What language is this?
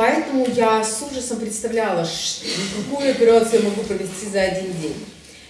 Russian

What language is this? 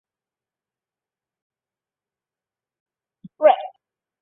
Chinese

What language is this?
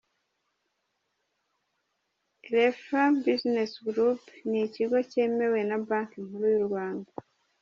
Kinyarwanda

